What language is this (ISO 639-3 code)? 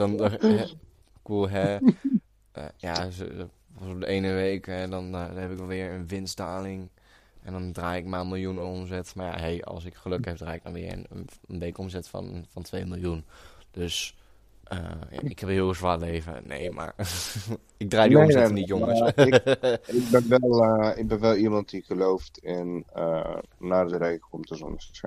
nld